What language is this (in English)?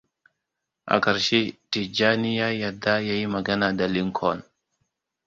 Hausa